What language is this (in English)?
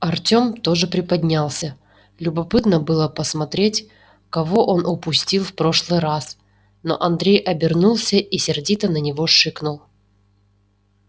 Russian